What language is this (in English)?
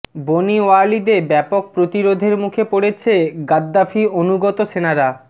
Bangla